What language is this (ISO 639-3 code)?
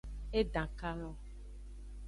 ajg